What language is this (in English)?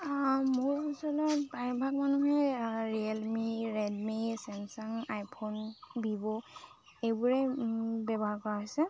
Assamese